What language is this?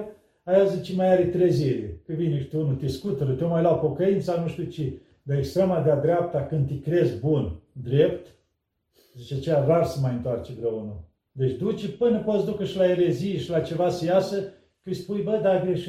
Romanian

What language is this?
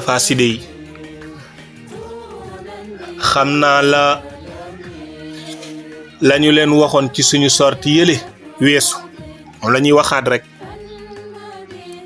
Indonesian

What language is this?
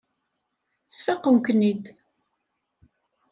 Kabyle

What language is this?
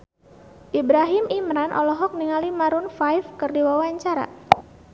Sundanese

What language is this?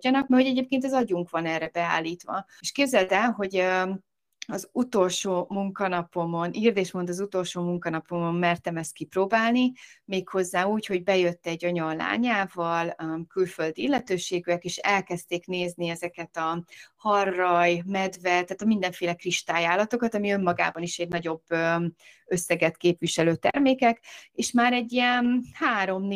Hungarian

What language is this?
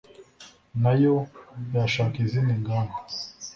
Kinyarwanda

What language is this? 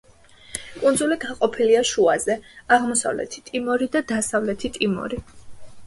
Georgian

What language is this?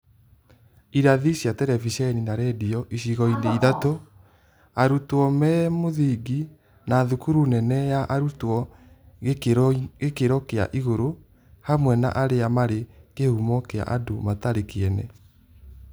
Kikuyu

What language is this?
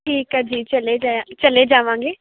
Punjabi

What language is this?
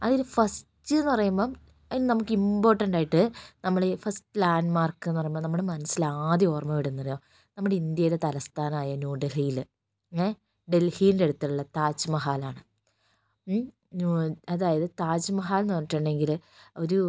Malayalam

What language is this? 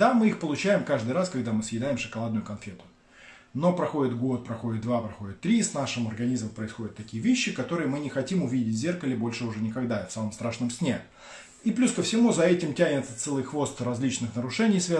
Russian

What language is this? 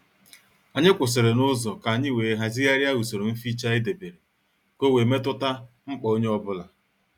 Igbo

